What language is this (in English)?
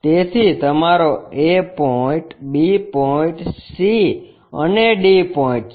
Gujarati